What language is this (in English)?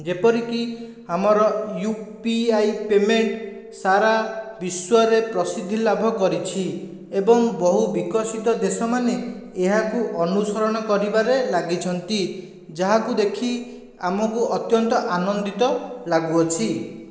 Odia